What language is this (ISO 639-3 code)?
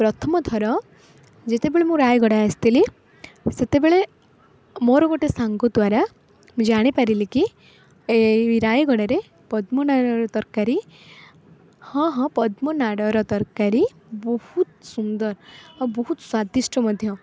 ori